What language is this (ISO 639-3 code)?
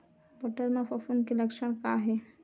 hne